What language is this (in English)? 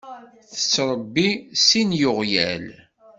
Kabyle